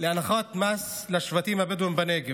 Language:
Hebrew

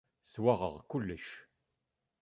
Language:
Kabyle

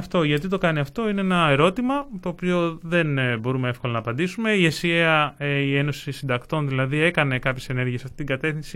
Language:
Greek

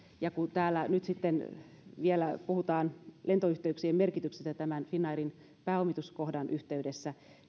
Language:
Finnish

